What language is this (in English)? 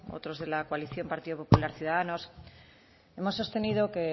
Spanish